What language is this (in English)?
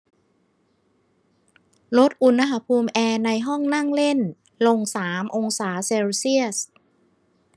Thai